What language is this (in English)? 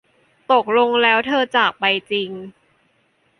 Thai